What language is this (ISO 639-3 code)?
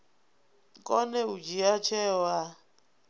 ven